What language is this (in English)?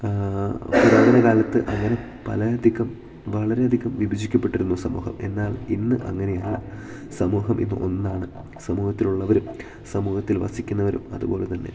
Malayalam